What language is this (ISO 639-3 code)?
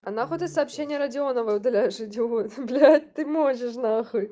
rus